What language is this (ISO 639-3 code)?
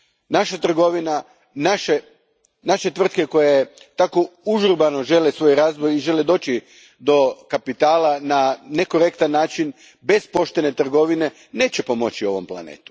hrv